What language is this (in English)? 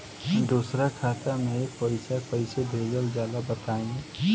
Bhojpuri